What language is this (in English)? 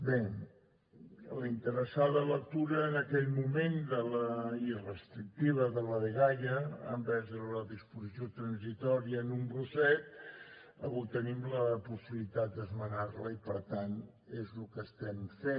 Catalan